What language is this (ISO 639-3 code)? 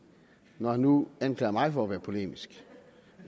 dan